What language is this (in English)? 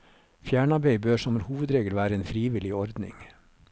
Norwegian